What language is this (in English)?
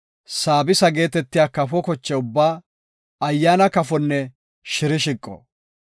Gofa